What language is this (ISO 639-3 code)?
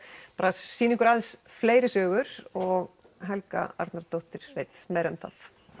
isl